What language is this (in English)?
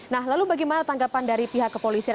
Indonesian